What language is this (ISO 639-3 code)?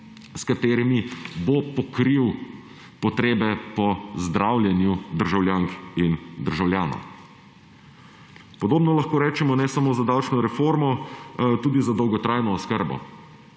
slv